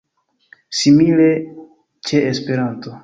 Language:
Esperanto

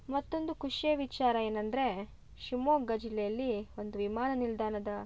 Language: Kannada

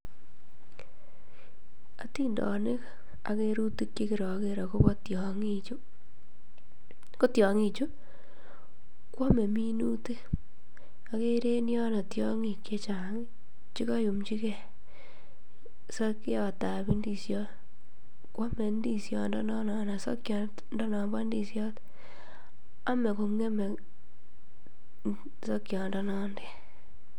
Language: Kalenjin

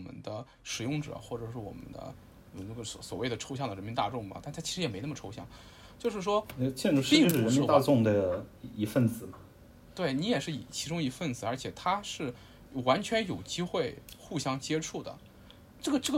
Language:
Chinese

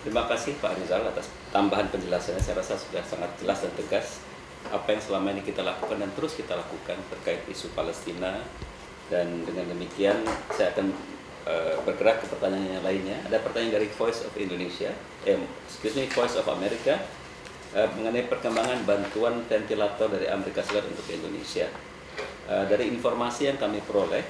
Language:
Indonesian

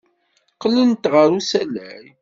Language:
Kabyle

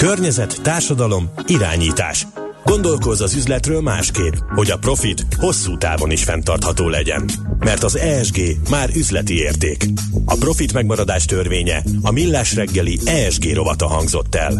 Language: Hungarian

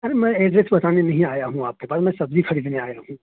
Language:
Urdu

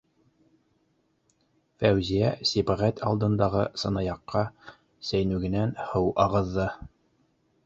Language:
Bashkir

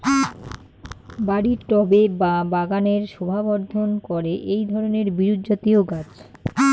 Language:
Bangla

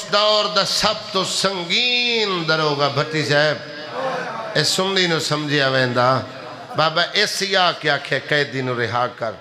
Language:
Arabic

